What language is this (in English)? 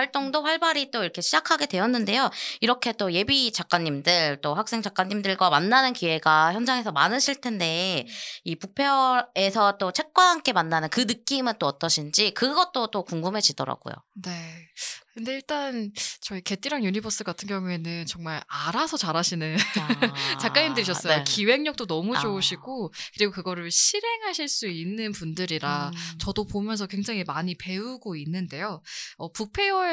Korean